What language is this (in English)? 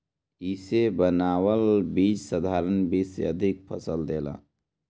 Bhojpuri